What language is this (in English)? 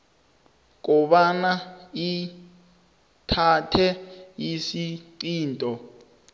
South Ndebele